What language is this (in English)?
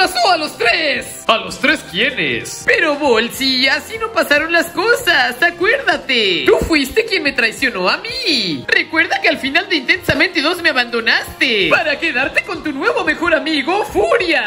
Spanish